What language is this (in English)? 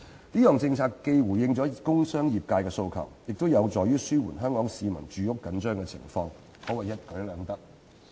Cantonese